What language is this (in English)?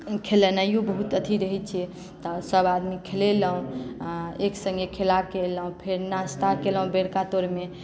Maithili